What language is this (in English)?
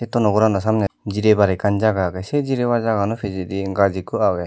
Chakma